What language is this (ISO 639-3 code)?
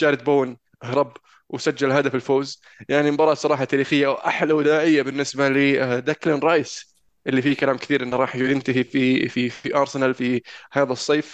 ara